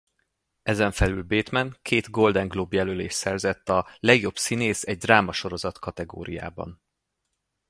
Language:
Hungarian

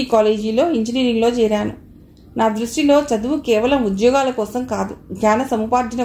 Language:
Telugu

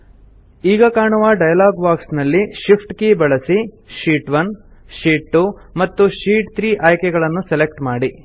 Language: Kannada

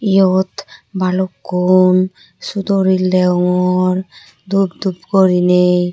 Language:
Chakma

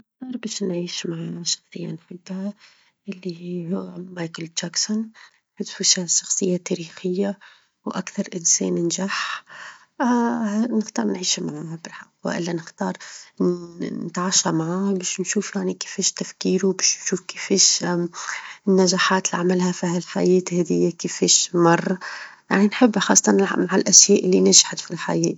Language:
Tunisian Arabic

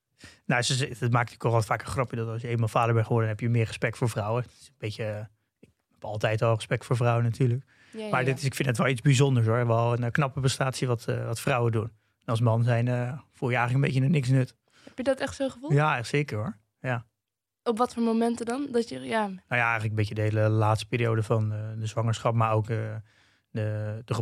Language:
Dutch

